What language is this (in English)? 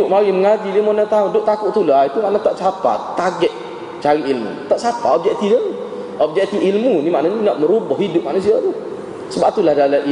Malay